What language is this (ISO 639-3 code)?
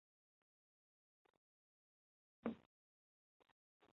zho